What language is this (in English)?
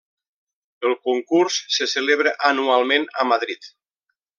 Catalan